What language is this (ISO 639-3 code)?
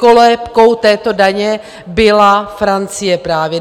ces